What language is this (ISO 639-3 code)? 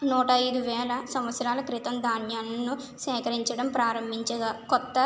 tel